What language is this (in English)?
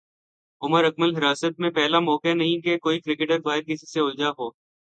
Urdu